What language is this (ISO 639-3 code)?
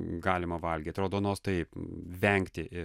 lit